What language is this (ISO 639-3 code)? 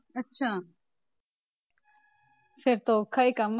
pan